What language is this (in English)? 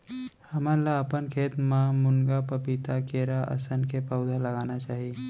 Chhattisgarhi